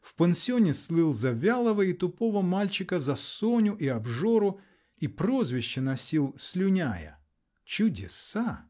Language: Russian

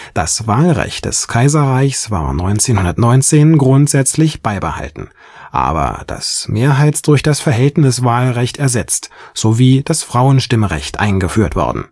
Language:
German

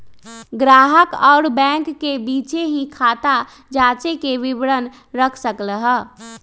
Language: Magahi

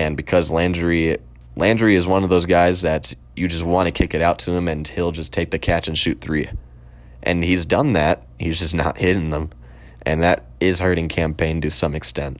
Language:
English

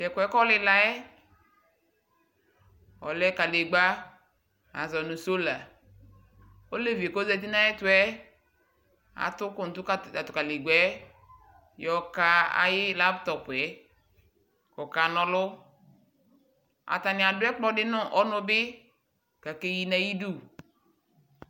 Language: Ikposo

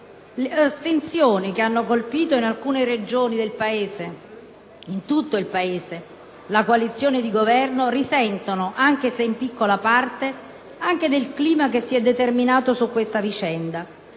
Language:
Italian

